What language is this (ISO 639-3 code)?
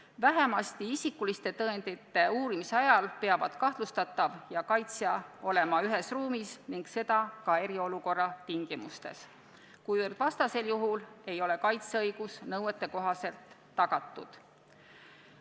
est